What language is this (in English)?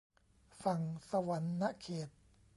Thai